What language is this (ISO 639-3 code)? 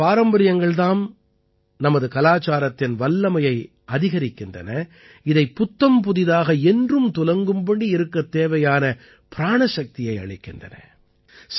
tam